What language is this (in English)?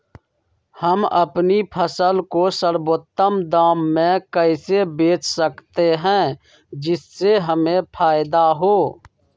Magahi